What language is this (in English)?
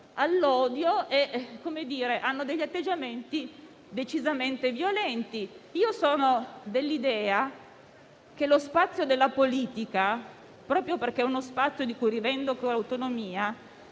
Italian